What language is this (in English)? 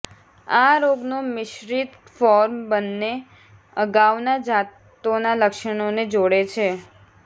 Gujarati